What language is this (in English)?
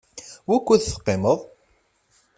Kabyle